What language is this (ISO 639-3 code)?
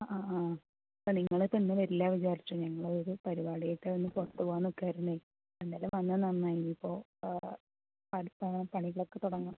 mal